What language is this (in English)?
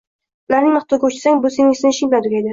Uzbek